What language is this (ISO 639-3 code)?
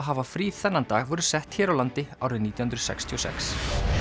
isl